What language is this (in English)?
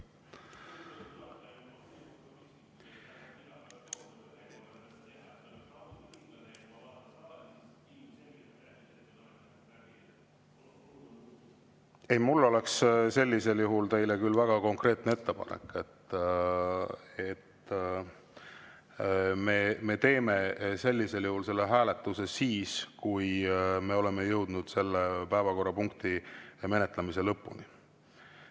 Estonian